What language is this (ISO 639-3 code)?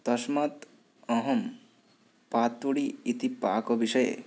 san